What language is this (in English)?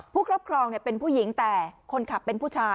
Thai